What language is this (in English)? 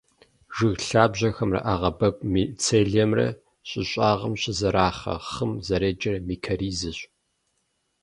Kabardian